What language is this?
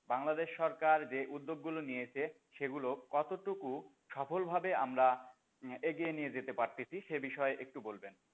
Bangla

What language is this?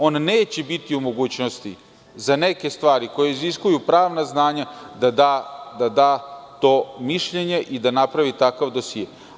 Serbian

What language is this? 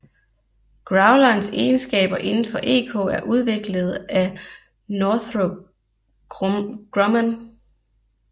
Danish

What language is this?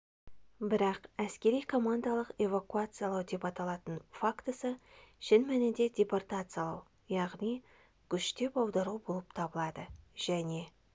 Kazakh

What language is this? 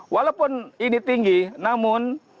Indonesian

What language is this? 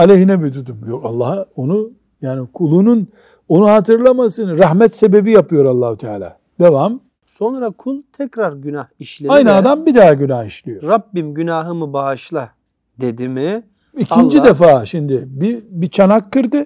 Turkish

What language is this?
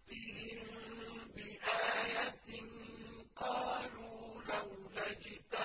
Arabic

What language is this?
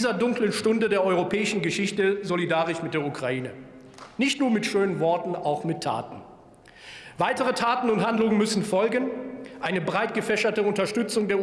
German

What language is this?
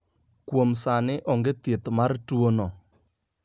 Luo (Kenya and Tanzania)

